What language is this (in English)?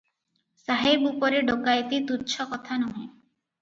Odia